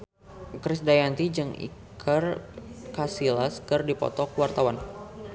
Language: Sundanese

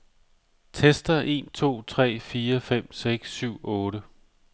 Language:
Danish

